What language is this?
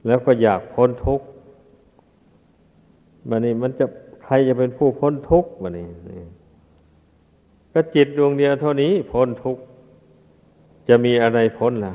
Thai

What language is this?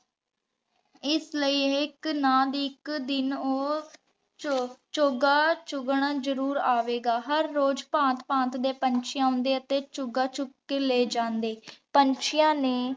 Punjabi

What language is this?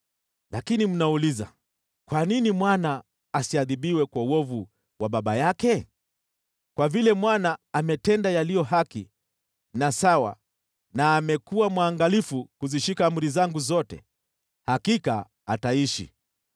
Swahili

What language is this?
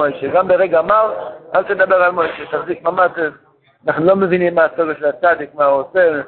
Hebrew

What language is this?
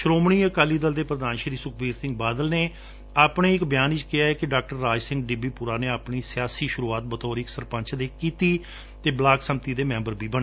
Punjabi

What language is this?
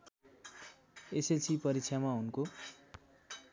Nepali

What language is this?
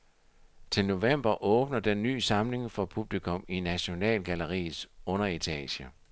Danish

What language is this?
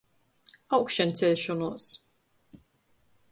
Latgalian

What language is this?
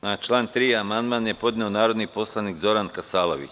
Serbian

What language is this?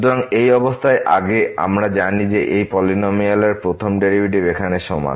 Bangla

